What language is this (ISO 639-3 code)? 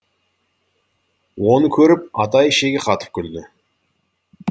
kaz